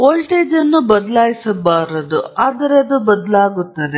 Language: Kannada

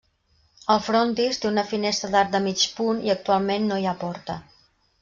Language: Catalan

